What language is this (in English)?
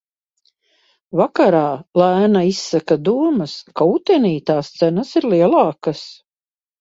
Latvian